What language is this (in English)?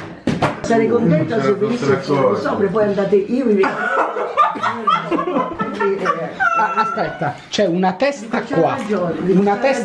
Italian